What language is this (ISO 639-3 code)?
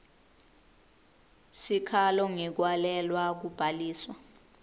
ssw